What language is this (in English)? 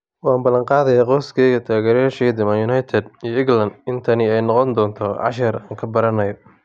Somali